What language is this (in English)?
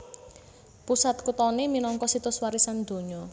Javanese